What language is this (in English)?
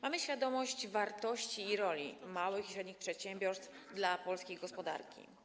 Polish